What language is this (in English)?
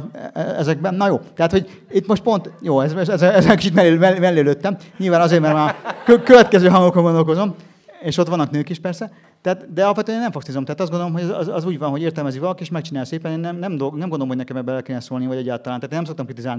Hungarian